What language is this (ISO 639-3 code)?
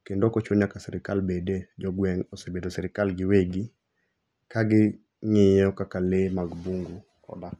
luo